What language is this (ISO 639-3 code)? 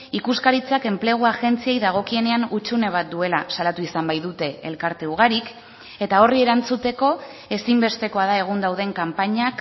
eus